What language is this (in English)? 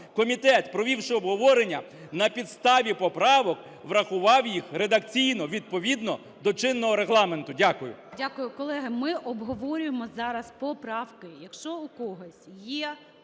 Ukrainian